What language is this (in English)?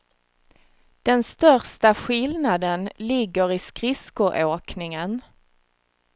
Swedish